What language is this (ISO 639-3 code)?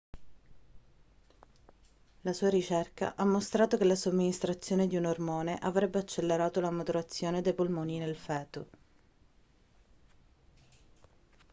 ita